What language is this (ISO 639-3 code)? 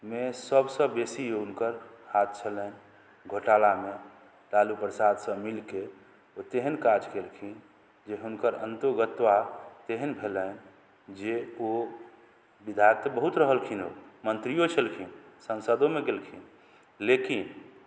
mai